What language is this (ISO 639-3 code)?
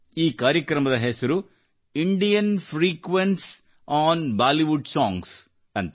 kan